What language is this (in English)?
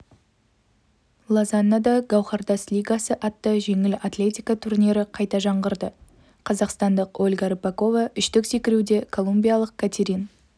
Kazakh